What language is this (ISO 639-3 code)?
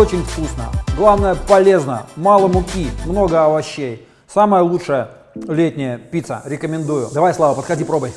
rus